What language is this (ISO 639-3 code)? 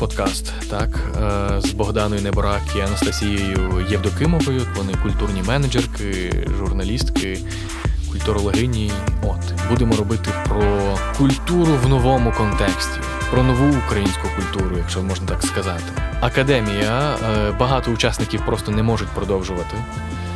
ukr